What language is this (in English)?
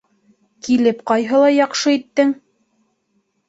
Bashkir